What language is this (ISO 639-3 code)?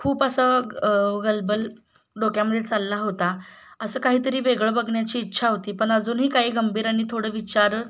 mar